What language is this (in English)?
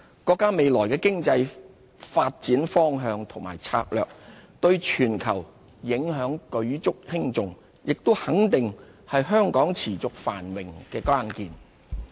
Cantonese